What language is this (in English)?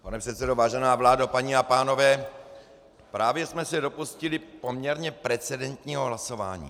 Czech